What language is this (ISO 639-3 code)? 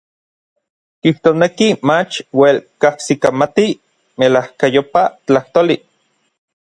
nlv